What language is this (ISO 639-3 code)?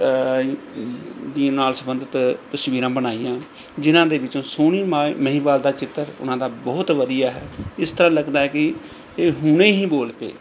pan